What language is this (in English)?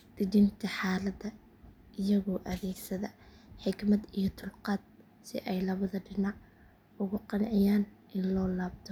Somali